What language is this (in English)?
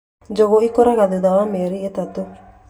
Kikuyu